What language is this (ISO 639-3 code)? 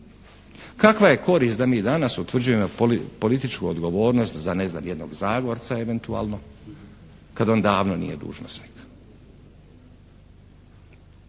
hrv